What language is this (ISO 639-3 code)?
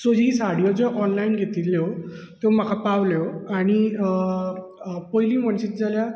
kok